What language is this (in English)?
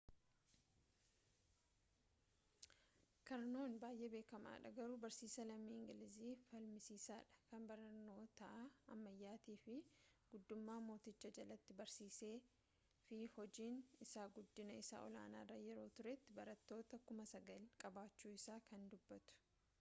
Oromo